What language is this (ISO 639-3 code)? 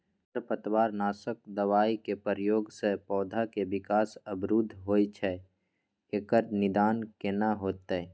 mai